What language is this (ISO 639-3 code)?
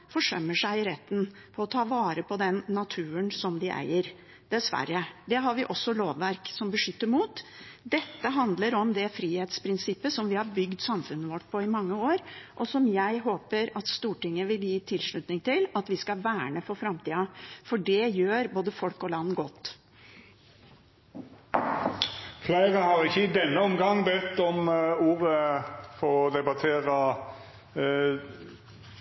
nor